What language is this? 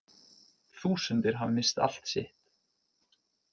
Icelandic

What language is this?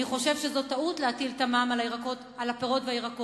Hebrew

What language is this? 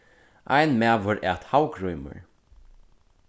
Faroese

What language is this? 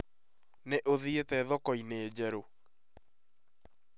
Kikuyu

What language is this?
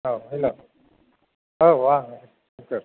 Bodo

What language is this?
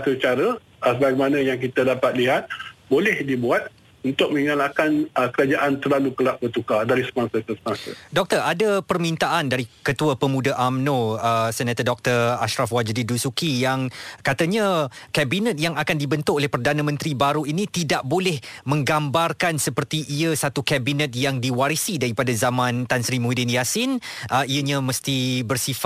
Malay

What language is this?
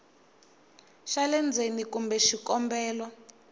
Tsonga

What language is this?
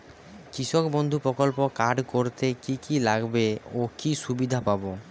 Bangla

